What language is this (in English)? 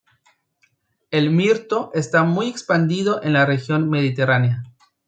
Spanish